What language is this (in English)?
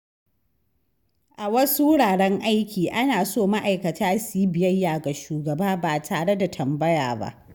Hausa